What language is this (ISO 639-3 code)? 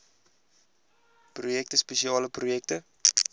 afr